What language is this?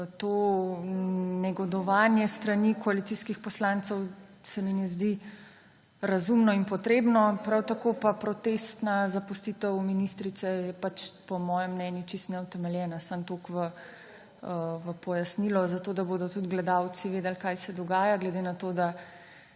Slovenian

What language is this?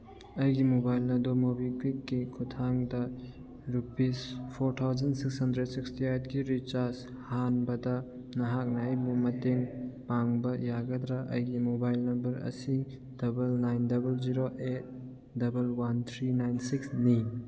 Manipuri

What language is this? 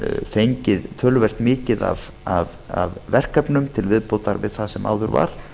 Icelandic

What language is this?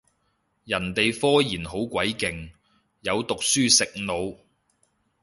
Cantonese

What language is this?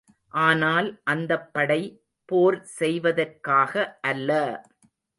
Tamil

